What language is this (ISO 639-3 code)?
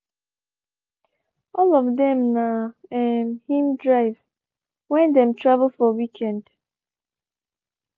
pcm